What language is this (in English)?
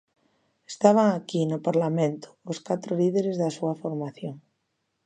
Galician